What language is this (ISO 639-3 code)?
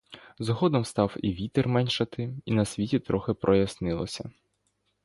ukr